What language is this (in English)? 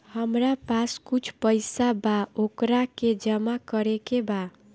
Bhojpuri